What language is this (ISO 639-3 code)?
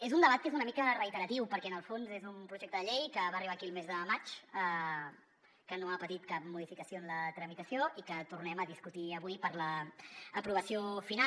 cat